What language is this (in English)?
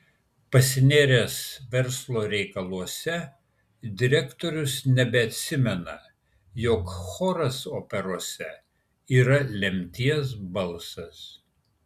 Lithuanian